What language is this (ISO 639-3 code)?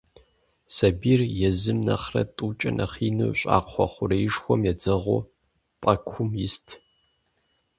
kbd